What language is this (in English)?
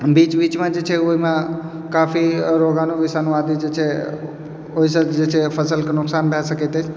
Maithili